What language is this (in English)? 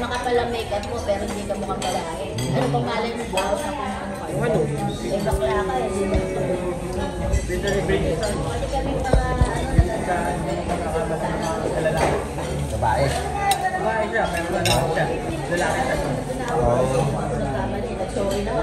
Filipino